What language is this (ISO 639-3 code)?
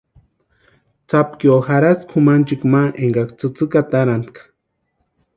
pua